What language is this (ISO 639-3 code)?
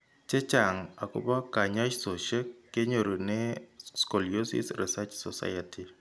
kln